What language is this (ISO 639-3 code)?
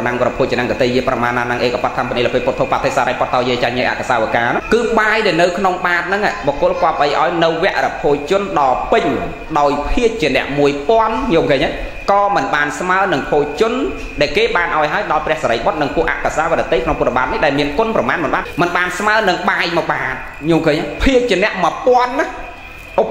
vie